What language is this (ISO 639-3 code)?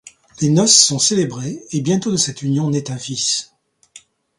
fra